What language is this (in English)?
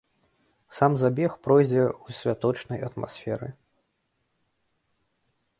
Belarusian